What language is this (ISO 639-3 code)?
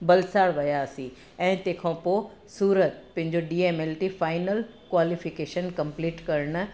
snd